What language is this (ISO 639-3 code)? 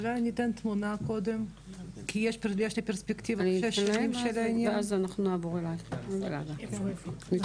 heb